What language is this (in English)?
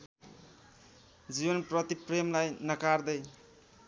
Nepali